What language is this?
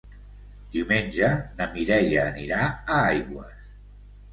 Catalan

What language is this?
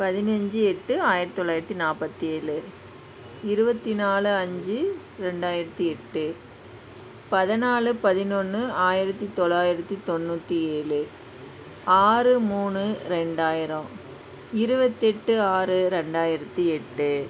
Tamil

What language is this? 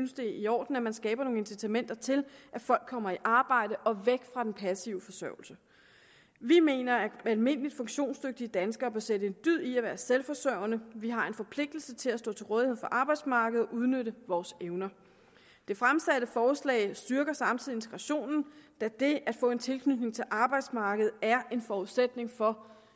Danish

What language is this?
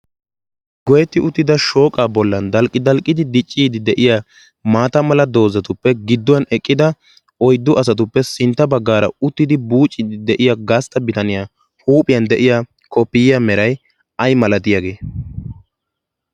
Wolaytta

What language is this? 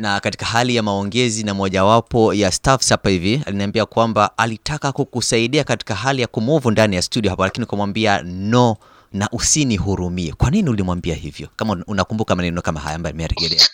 Swahili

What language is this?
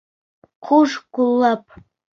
Bashkir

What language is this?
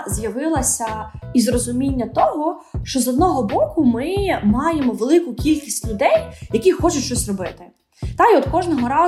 Ukrainian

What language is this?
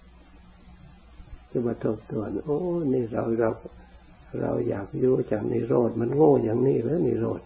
Thai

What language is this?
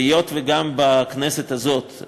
Hebrew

